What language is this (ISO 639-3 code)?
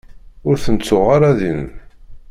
kab